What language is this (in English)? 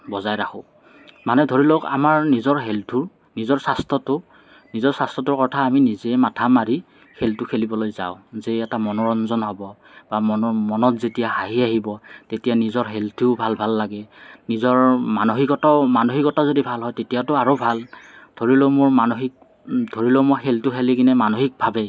Assamese